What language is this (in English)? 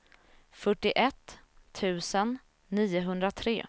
Swedish